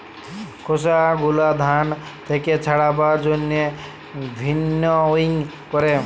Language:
Bangla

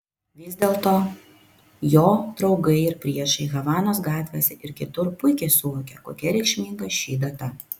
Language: Lithuanian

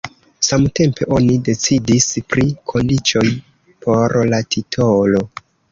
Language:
Esperanto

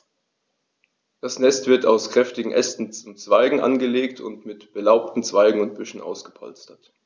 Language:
German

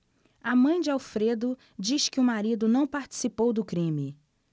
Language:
Portuguese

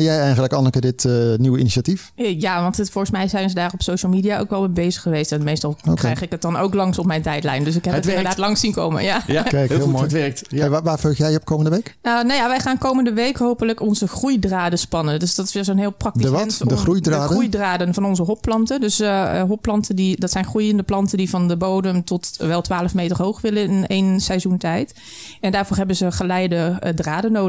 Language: Dutch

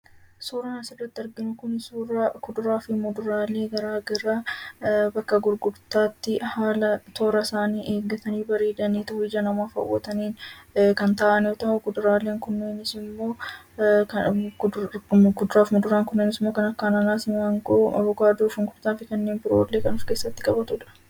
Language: Oromo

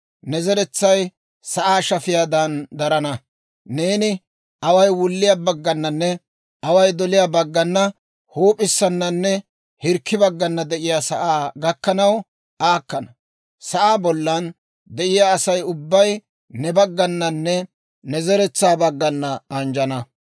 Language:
Dawro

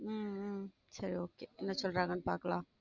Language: Tamil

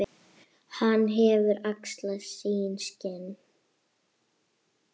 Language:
Icelandic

